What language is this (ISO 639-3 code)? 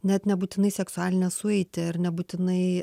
lit